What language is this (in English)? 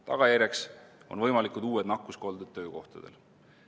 Estonian